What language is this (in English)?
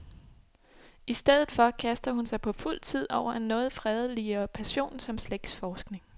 Danish